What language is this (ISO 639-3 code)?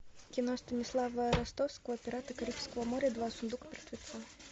rus